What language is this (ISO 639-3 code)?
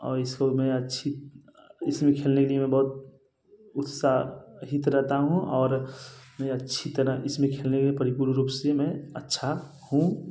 hin